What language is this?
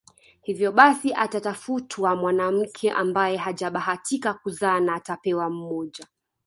Swahili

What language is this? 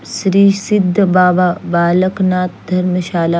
Hindi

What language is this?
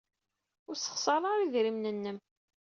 Kabyle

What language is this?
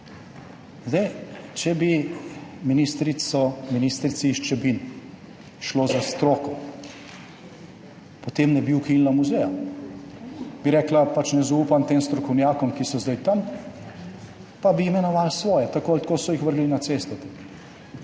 Slovenian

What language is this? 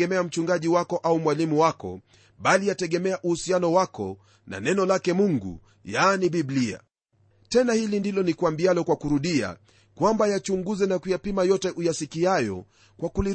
Swahili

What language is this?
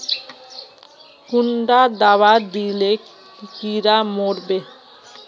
Magahi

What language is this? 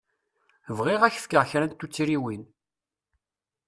Kabyle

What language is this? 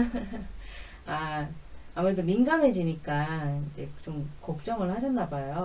Korean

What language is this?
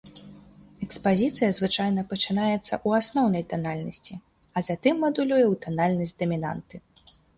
Belarusian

